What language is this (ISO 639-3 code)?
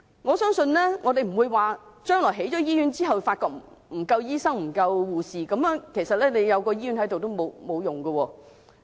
yue